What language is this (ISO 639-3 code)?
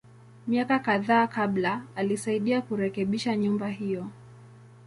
swa